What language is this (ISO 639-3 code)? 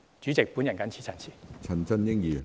yue